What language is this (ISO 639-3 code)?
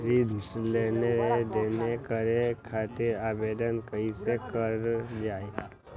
mag